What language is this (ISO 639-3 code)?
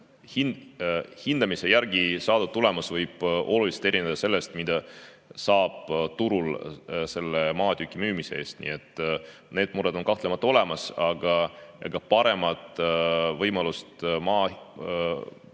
est